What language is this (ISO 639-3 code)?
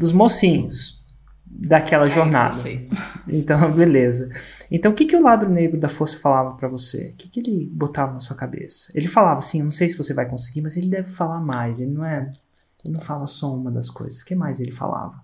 por